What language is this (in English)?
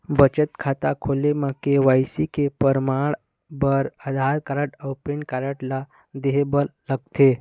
Chhattisgarhi